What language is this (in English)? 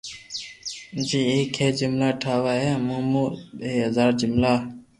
Loarki